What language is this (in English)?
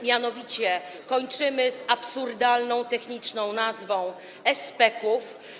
Polish